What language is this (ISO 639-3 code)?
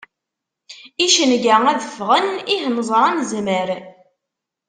kab